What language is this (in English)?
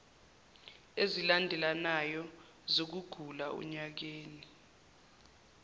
Zulu